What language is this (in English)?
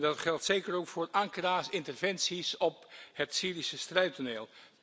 Dutch